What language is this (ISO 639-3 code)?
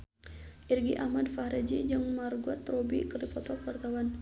sun